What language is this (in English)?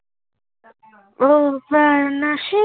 Assamese